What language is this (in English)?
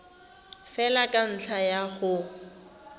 Tswana